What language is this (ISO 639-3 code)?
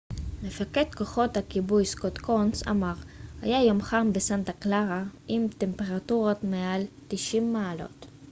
heb